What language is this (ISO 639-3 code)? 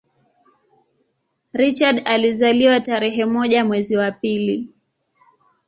swa